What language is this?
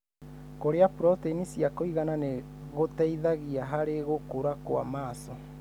Kikuyu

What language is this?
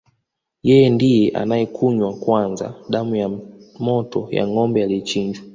Swahili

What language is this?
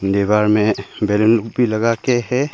Hindi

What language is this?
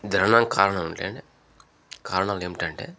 Telugu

